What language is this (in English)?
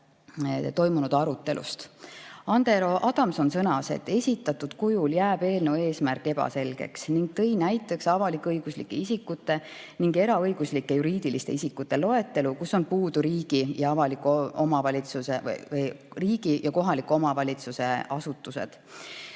Estonian